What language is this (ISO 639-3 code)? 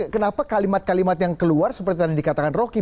ind